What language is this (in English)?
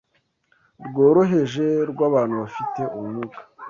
Kinyarwanda